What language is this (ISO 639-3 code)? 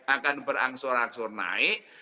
ind